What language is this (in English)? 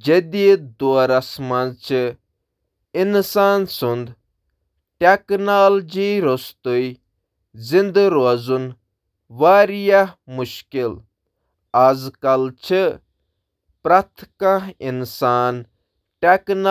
Kashmiri